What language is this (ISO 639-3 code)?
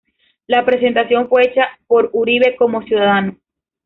spa